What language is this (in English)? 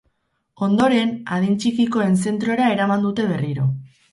Basque